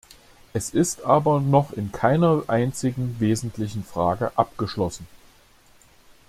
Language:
German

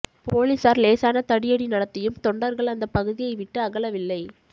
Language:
Tamil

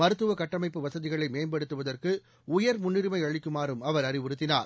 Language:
Tamil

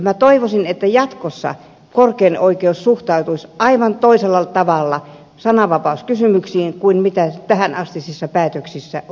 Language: Finnish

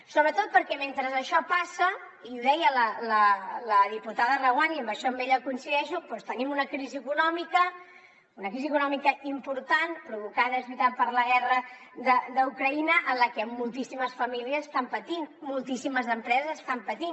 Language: Catalan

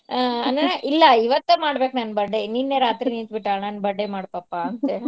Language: Kannada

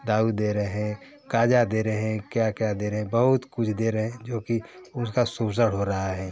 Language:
Hindi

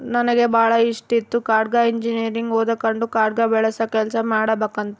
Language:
Kannada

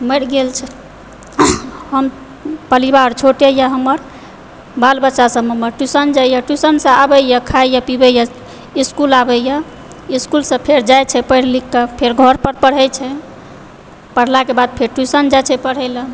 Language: Maithili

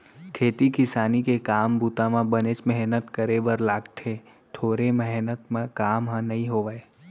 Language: Chhattisgarhi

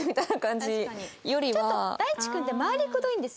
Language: Japanese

